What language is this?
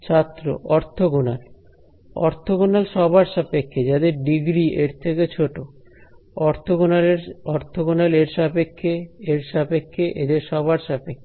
Bangla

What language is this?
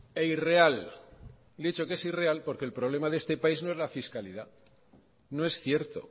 Spanish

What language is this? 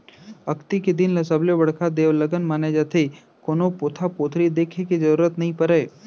Chhattisgarhi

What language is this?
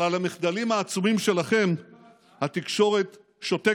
Hebrew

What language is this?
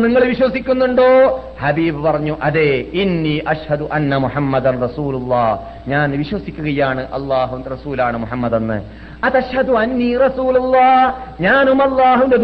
Malayalam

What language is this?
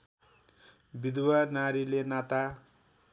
Nepali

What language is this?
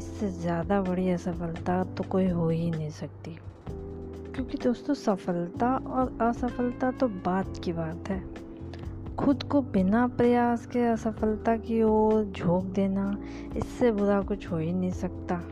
Hindi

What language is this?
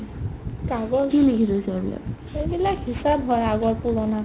Assamese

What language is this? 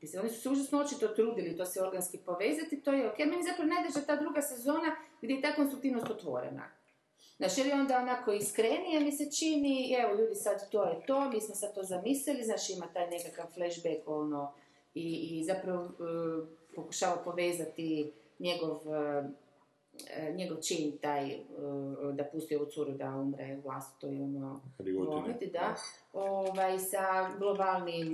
Croatian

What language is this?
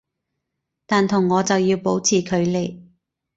Cantonese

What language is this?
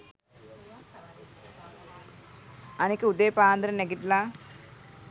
Sinhala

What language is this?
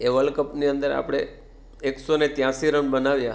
Gujarati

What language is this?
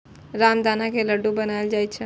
Maithili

